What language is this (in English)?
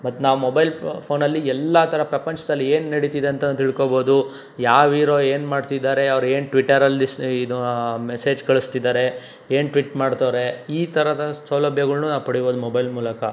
Kannada